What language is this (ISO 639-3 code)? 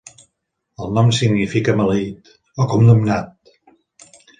cat